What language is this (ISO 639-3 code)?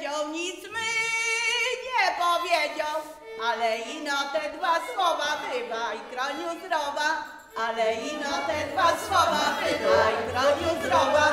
pol